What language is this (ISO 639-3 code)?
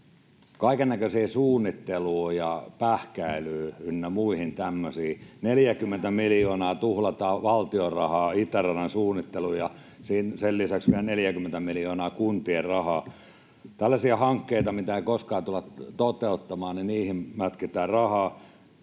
fin